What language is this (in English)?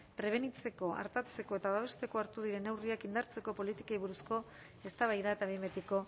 Basque